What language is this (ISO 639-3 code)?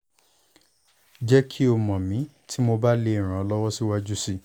yor